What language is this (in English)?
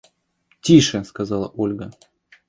Russian